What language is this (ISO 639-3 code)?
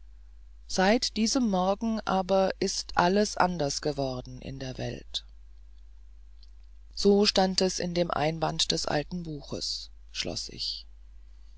deu